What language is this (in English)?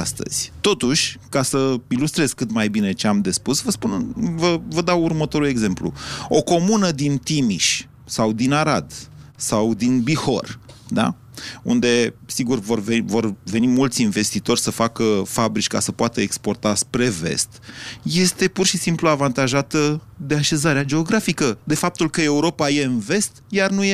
Romanian